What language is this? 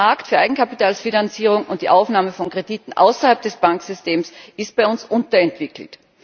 German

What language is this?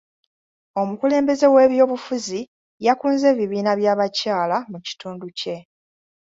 Ganda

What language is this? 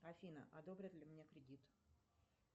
Russian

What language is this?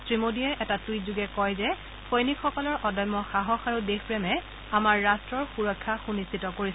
Assamese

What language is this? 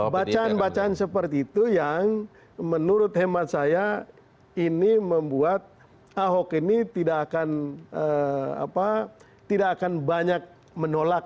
Indonesian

